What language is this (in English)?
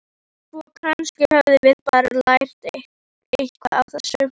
Icelandic